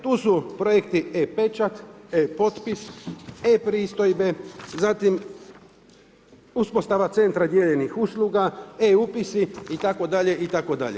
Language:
Croatian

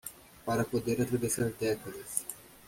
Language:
Portuguese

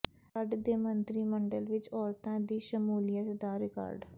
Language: Punjabi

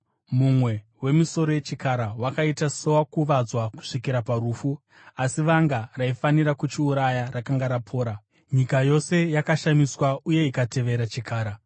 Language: Shona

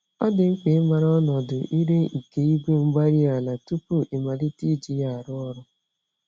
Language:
Igbo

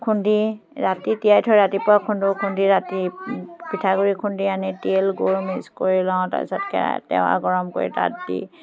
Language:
Assamese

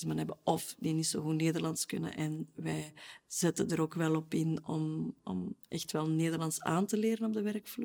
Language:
Dutch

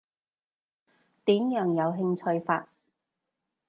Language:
Cantonese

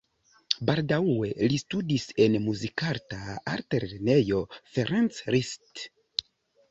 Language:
Esperanto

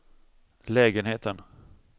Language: Swedish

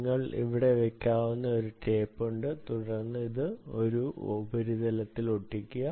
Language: Malayalam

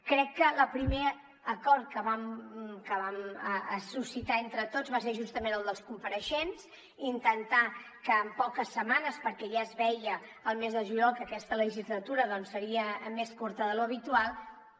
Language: Catalan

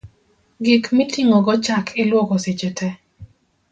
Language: Luo (Kenya and Tanzania)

